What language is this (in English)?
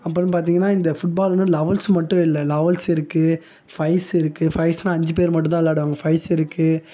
Tamil